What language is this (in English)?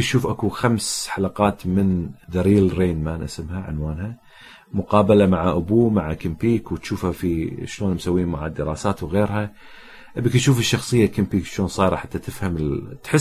Arabic